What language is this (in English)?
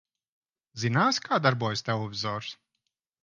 Latvian